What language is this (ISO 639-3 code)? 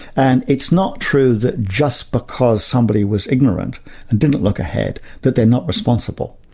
eng